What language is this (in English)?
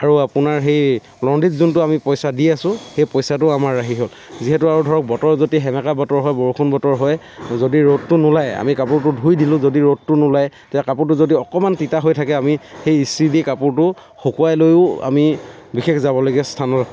Assamese